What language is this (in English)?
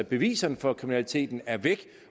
Danish